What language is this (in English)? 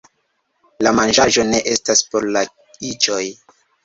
Esperanto